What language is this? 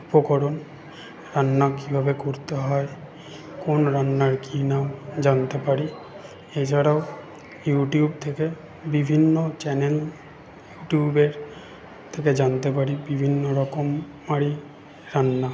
Bangla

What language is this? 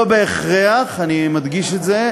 Hebrew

